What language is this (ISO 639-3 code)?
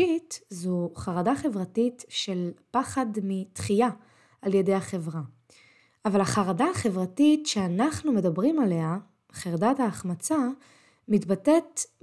heb